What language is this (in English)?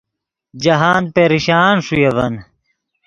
Yidgha